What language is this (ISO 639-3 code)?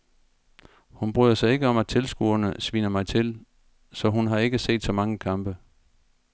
dan